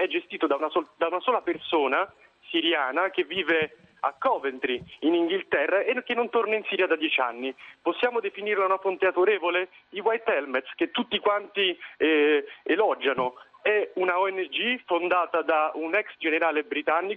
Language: Italian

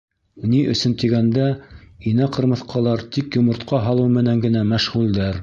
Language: Bashkir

